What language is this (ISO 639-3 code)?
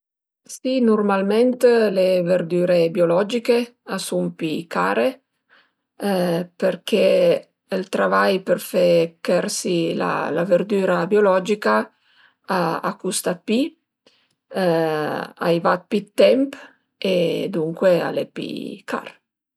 pms